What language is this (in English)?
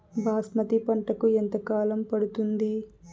Telugu